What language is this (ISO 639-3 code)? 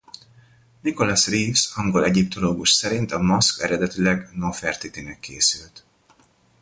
hun